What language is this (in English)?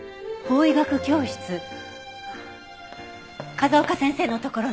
Japanese